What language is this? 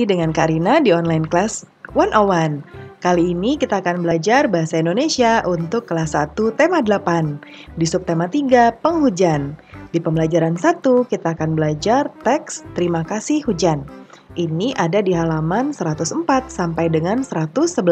Indonesian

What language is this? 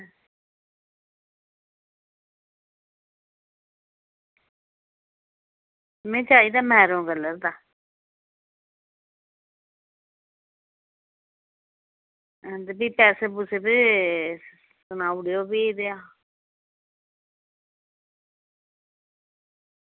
Dogri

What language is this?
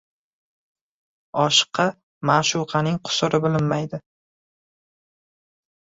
Uzbek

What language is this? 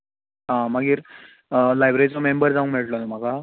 Konkani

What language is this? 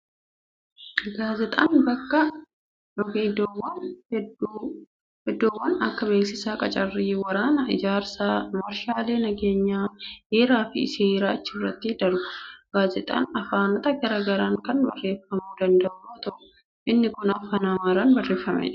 Oromo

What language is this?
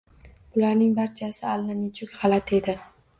Uzbek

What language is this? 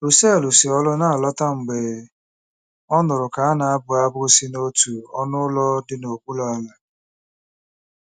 Igbo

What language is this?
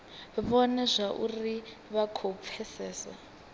Venda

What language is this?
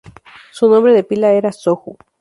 Spanish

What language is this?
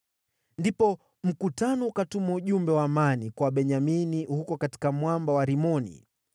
Swahili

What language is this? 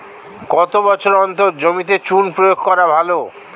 Bangla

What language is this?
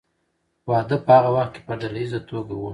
Pashto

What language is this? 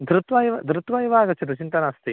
Sanskrit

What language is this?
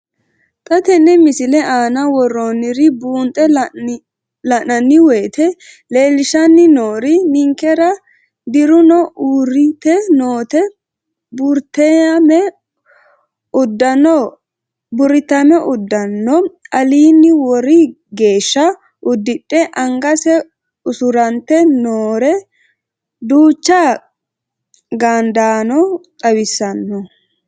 Sidamo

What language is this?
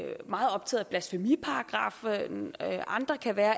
Danish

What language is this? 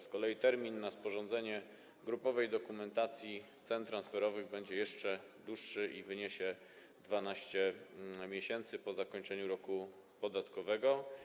Polish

